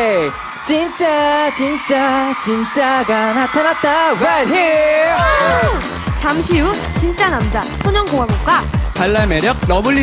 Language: Korean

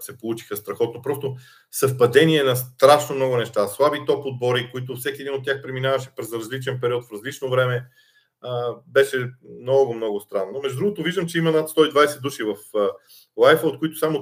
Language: Bulgarian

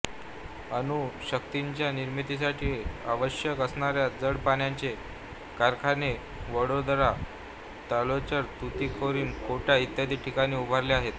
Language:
Marathi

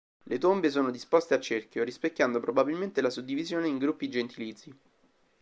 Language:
Italian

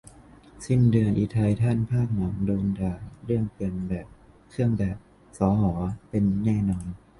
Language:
Thai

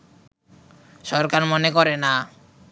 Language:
Bangla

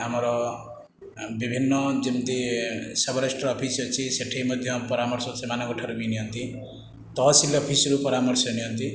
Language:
Odia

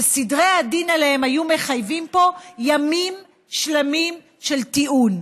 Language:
Hebrew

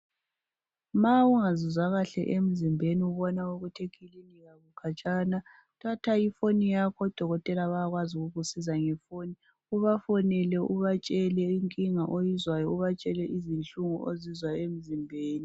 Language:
North Ndebele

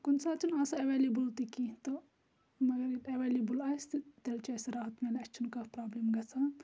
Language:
Kashmiri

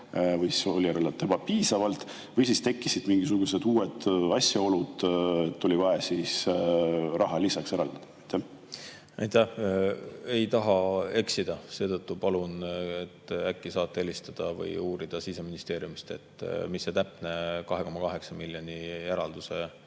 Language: Estonian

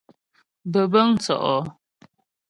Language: Ghomala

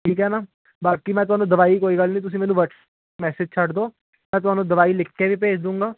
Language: Punjabi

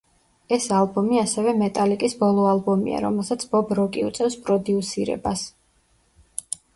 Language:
Georgian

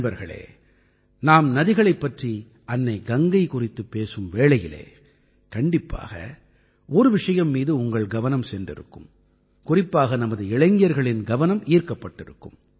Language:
Tamil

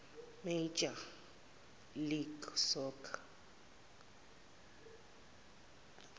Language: Zulu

